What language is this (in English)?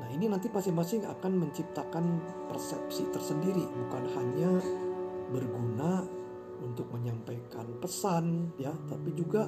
Indonesian